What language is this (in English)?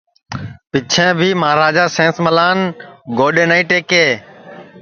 Sansi